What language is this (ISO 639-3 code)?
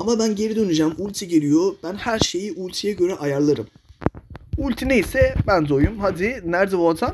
tur